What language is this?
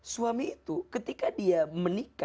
Indonesian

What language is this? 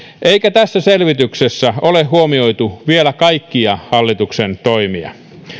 Finnish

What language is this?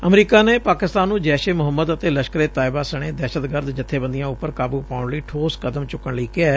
Punjabi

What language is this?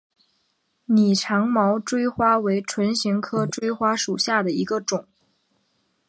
Chinese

